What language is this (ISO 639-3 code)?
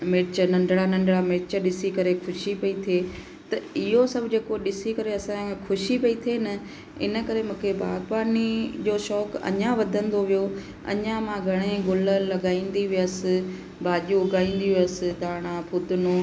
snd